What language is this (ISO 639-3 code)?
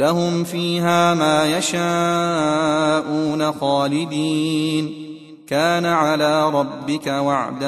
ara